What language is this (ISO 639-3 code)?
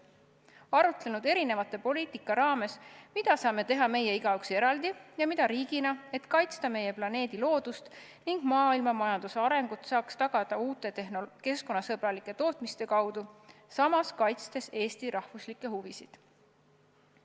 est